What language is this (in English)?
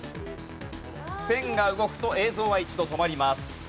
Japanese